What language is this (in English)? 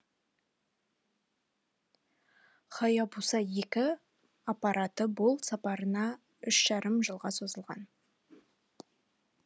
Kazakh